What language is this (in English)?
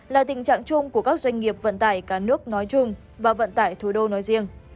Vietnamese